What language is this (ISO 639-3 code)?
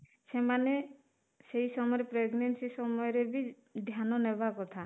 ori